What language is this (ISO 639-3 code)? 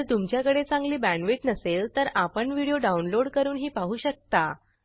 mar